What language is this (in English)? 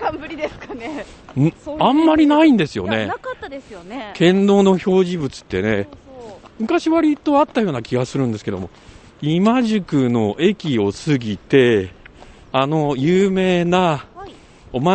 Japanese